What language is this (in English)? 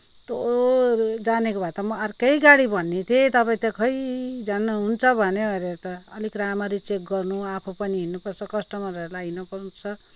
Nepali